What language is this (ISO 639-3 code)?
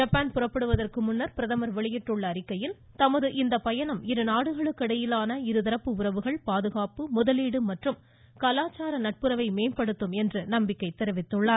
tam